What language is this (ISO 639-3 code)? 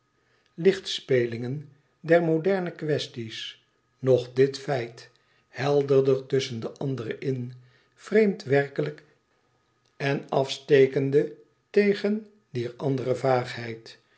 nld